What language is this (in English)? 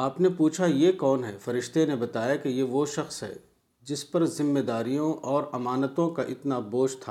Urdu